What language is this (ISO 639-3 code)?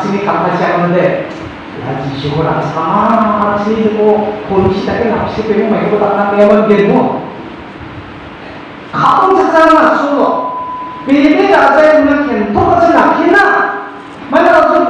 ind